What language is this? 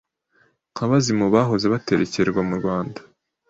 Kinyarwanda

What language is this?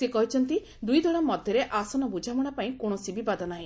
Odia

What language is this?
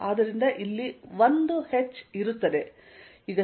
Kannada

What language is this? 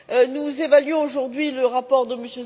French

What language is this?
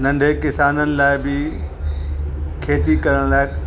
Sindhi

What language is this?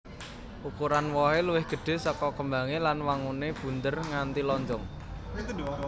Javanese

